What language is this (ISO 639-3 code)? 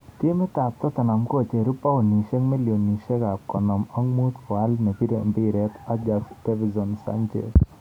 kln